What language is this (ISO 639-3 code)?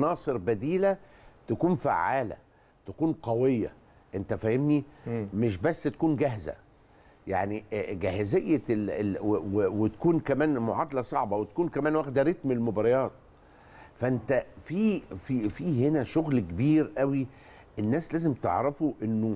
ara